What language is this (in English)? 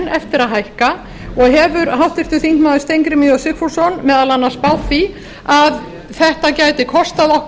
Icelandic